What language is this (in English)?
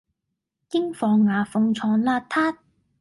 Cantonese